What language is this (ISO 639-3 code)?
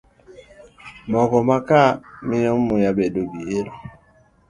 luo